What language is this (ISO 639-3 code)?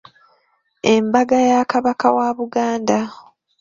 lug